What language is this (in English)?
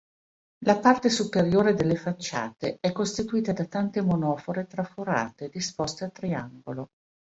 Italian